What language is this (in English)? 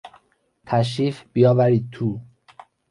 Persian